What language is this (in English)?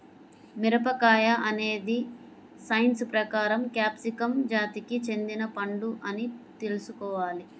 Telugu